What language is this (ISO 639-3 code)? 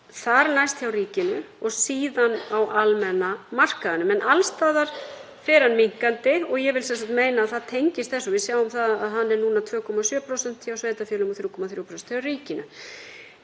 isl